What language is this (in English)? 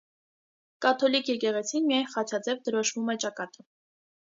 Armenian